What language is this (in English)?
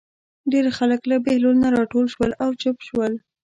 Pashto